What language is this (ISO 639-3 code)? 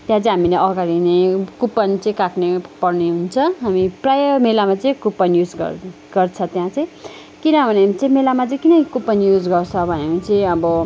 nep